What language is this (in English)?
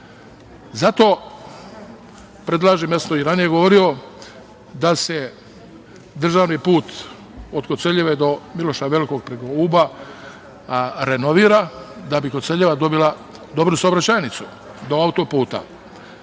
Serbian